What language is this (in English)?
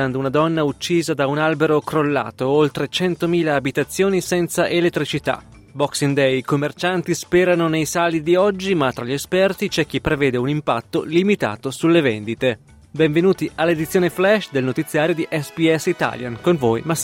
Italian